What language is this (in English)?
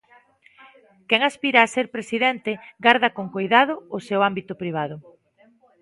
Galician